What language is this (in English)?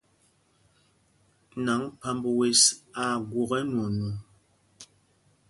Mpumpong